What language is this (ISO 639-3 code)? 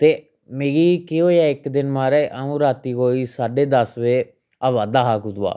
doi